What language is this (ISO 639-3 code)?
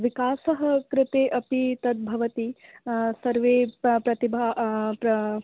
san